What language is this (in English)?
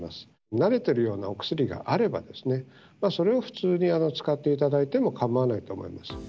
Japanese